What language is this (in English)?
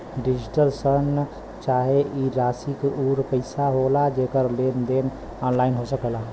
Bhojpuri